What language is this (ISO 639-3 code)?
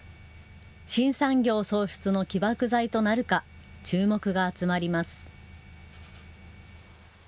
jpn